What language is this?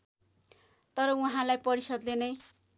Nepali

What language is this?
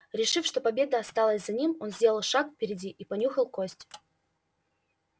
Russian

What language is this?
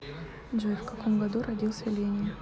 Russian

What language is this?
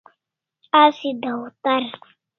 Kalasha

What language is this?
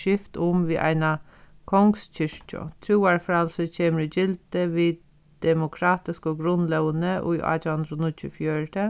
Faroese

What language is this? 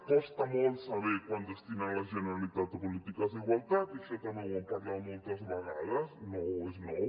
Catalan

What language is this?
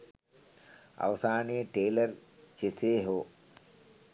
Sinhala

